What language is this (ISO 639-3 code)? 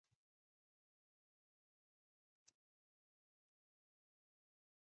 zho